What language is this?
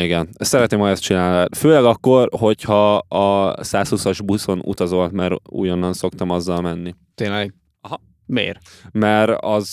Hungarian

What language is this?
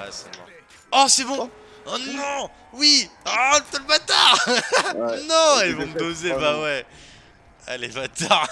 French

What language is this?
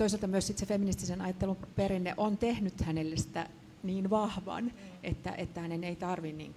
Finnish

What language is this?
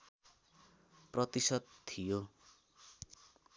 Nepali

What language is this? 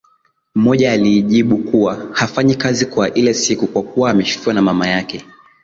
Swahili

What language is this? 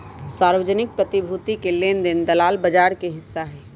Magahi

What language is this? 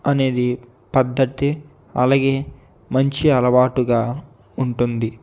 Telugu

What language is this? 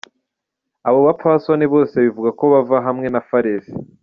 Kinyarwanda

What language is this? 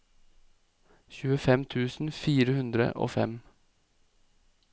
Norwegian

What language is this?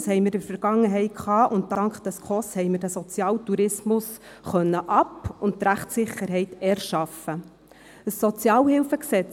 Swiss German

